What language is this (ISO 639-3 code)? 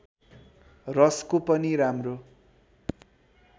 nep